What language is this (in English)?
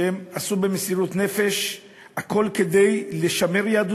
Hebrew